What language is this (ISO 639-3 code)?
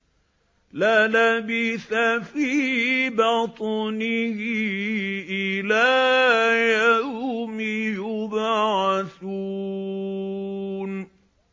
ara